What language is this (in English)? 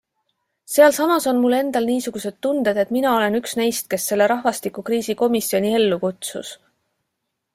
Estonian